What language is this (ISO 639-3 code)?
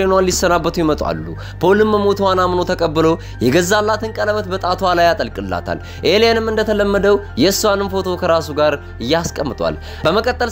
ara